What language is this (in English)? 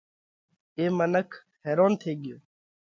Parkari Koli